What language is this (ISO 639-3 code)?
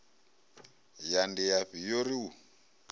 ven